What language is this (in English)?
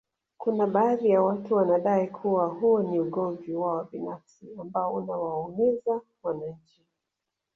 Swahili